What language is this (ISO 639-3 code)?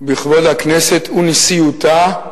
heb